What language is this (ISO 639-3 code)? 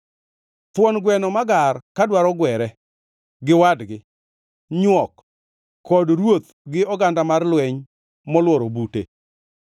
luo